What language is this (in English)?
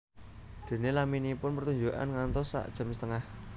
Javanese